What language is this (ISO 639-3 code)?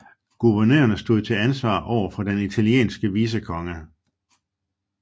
dan